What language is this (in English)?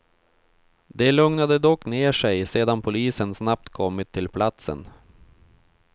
Swedish